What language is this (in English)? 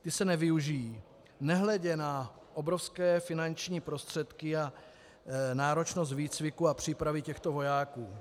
Czech